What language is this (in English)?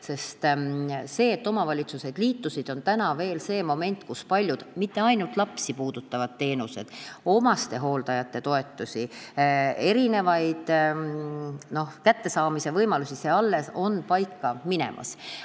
Estonian